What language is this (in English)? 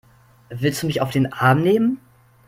German